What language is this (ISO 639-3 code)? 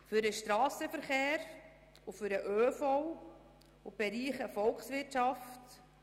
gsw